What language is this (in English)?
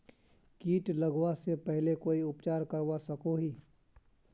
Magahi